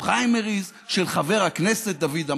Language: Hebrew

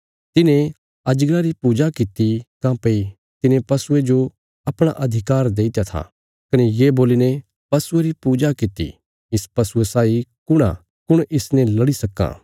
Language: Bilaspuri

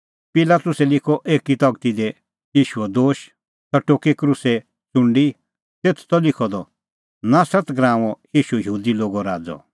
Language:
Kullu Pahari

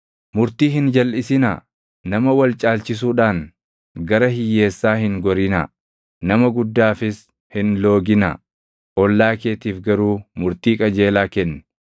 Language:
Oromo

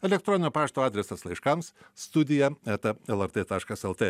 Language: Lithuanian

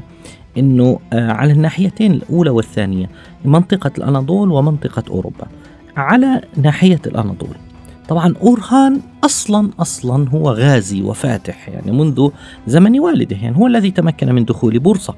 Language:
Arabic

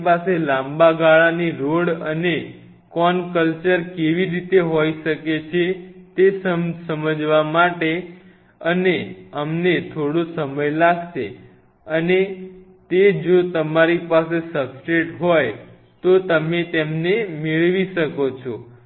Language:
Gujarati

